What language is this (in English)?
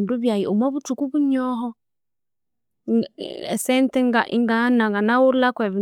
Konzo